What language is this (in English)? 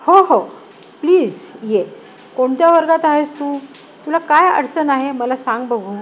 Marathi